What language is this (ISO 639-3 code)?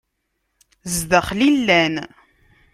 kab